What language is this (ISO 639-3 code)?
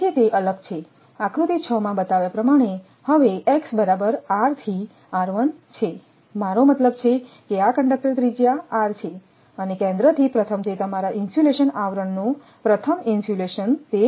guj